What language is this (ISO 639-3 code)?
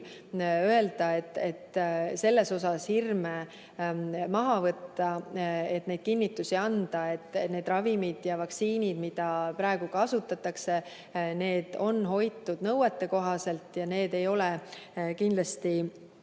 est